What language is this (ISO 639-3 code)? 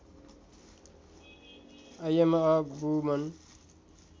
nep